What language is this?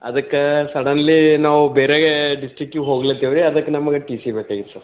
Kannada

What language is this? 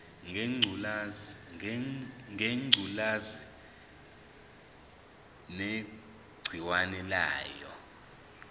Zulu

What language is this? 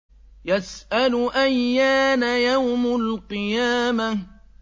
Arabic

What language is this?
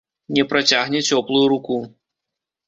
Belarusian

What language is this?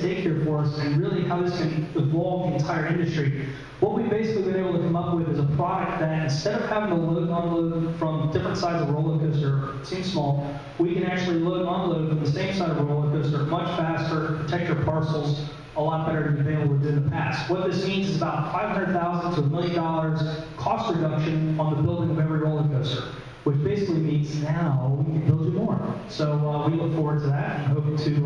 English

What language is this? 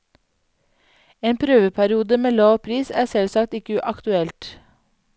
Norwegian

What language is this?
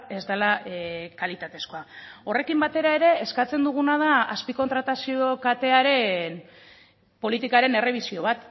Basque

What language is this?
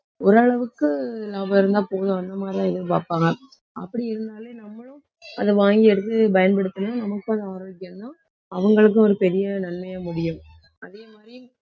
Tamil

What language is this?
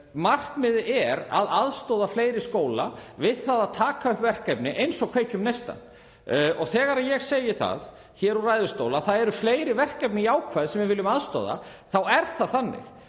Icelandic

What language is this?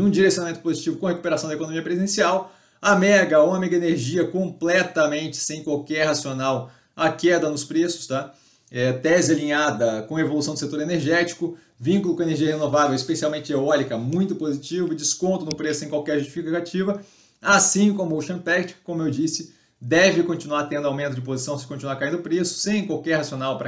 Portuguese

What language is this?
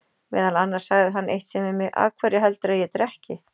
Icelandic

